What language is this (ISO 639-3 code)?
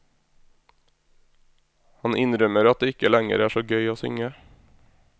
nor